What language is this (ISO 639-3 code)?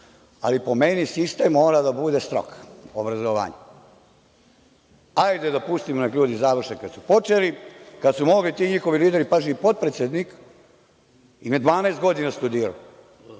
srp